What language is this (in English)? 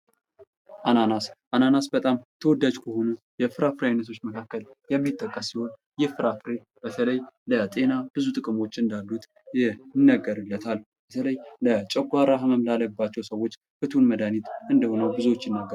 Amharic